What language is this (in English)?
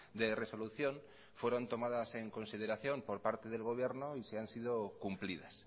Spanish